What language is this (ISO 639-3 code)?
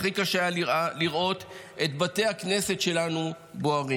heb